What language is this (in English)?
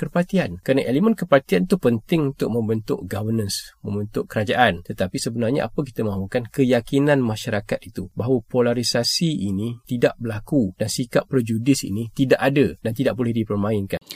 Malay